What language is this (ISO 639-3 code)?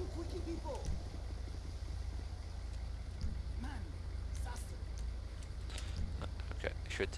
nld